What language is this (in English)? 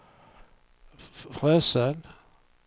Swedish